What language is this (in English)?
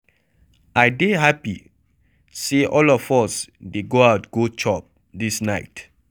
Nigerian Pidgin